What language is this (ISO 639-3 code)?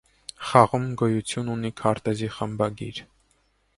hye